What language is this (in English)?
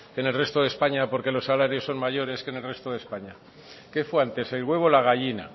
Spanish